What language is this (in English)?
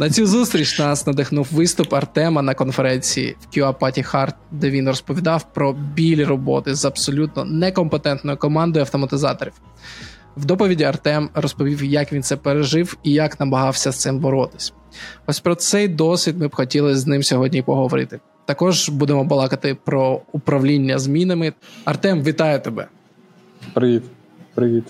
Ukrainian